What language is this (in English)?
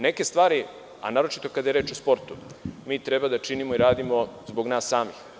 Serbian